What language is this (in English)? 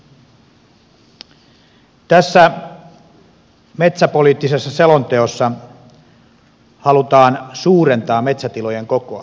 Finnish